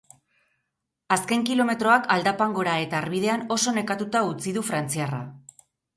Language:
Basque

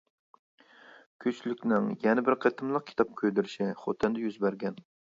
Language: Uyghur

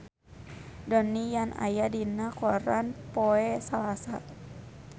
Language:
Sundanese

